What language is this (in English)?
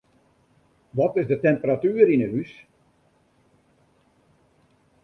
Western Frisian